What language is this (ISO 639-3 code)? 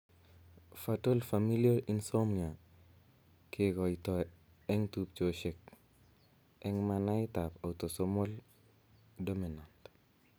kln